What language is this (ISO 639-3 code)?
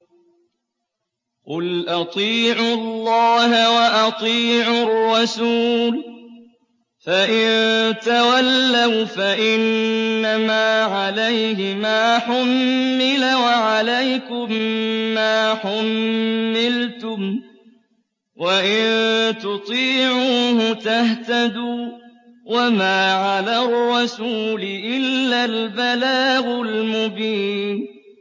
ara